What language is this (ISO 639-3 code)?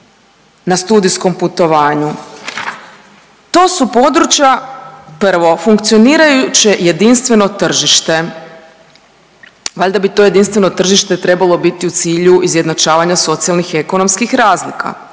hrv